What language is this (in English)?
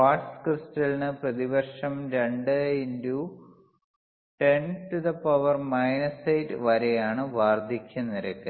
Malayalam